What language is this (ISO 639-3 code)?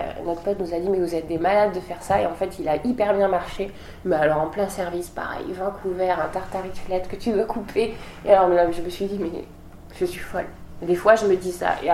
fra